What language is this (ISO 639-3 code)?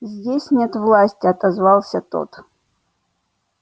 rus